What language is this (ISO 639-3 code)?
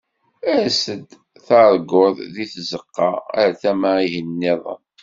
kab